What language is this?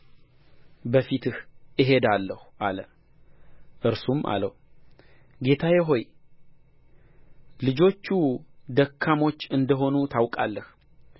Amharic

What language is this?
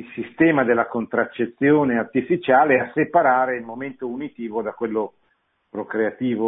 Italian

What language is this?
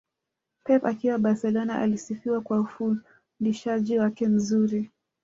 Swahili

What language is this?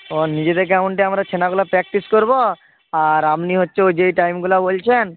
Bangla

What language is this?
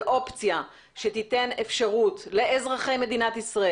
Hebrew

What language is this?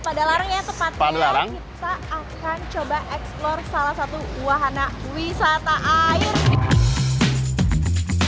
Indonesian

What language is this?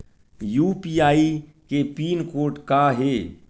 Chhattisgarhi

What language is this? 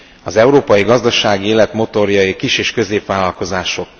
Hungarian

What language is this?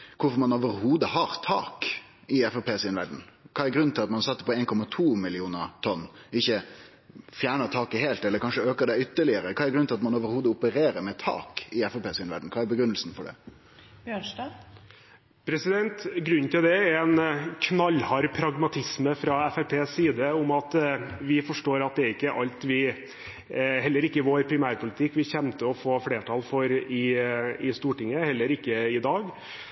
Norwegian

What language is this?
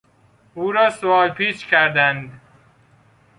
Persian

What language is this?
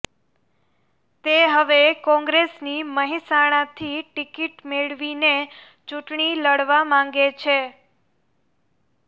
Gujarati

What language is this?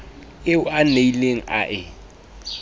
Southern Sotho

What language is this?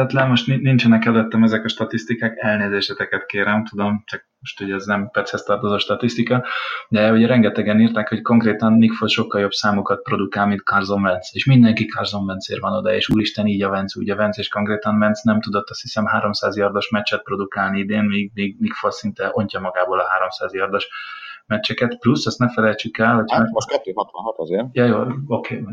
Hungarian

